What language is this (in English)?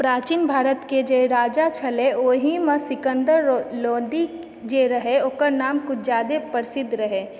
Maithili